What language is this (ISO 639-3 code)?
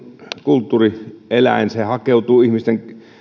fin